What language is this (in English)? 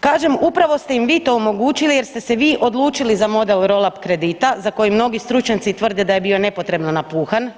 Croatian